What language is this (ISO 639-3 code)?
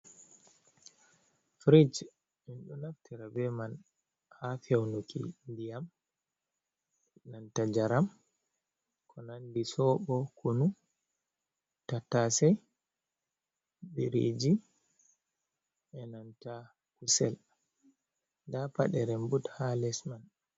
ful